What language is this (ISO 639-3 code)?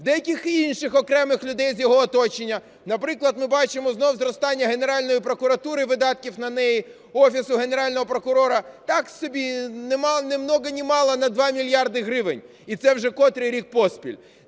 ukr